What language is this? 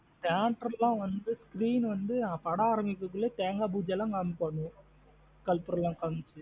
Tamil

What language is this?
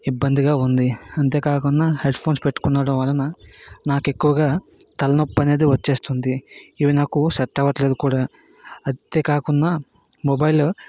Telugu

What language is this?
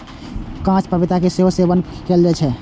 Maithili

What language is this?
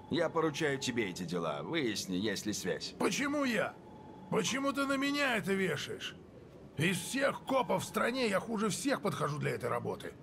Russian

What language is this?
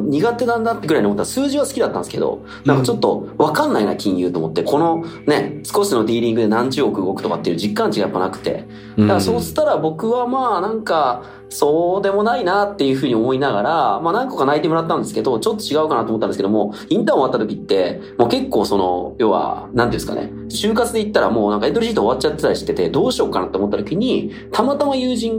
Japanese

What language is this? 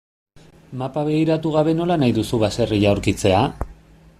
Basque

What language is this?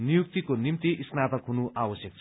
Nepali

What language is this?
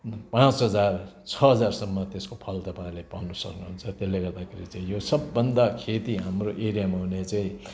Nepali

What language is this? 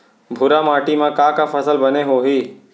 Chhattisgarhi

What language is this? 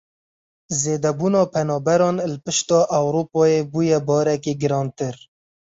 Kurdish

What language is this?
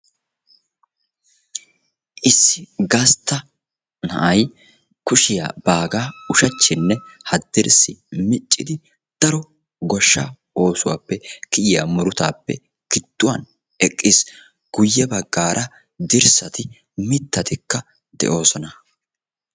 Wolaytta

